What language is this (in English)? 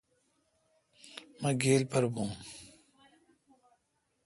Kalkoti